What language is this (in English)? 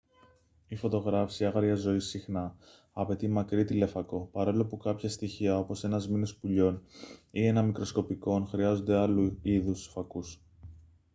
Greek